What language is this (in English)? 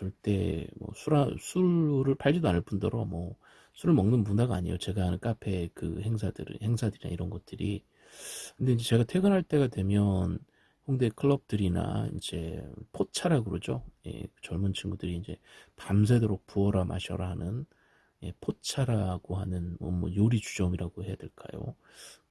Korean